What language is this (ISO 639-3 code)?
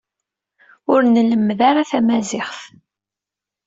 kab